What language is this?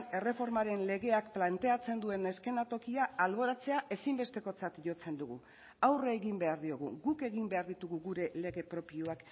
Basque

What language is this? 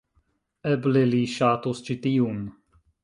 Esperanto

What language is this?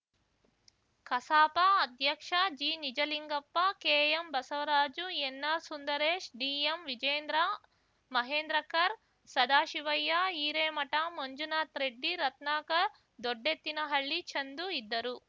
Kannada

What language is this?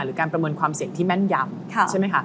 Thai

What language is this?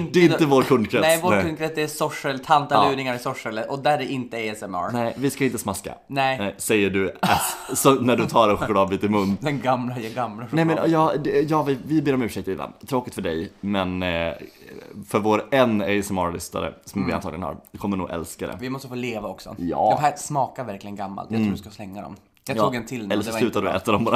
Swedish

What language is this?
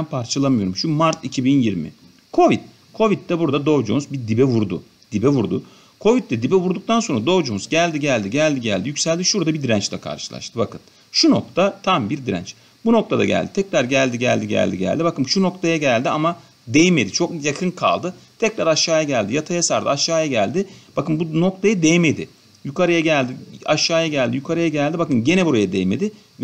Turkish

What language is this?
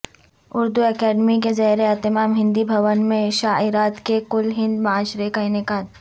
Urdu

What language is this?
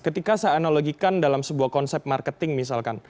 Indonesian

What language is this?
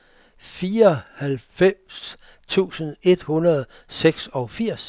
Danish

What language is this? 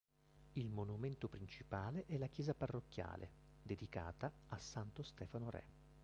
Italian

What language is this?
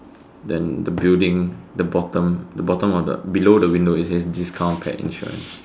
English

